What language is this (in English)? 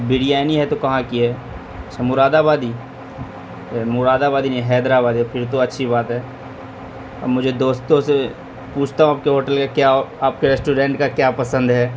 Urdu